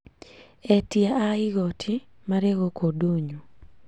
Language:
Kikuyu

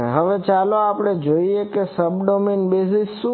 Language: Gujarati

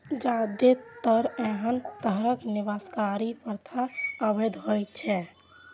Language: Maithili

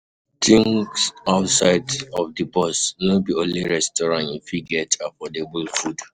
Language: Nigerian Pidgin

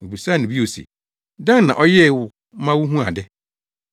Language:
Akan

